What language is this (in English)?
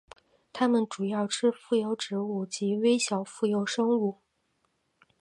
Chinese